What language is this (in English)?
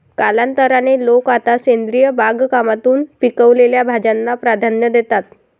Marathi